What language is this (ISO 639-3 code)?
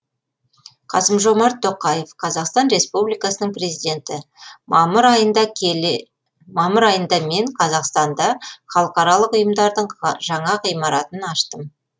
kaz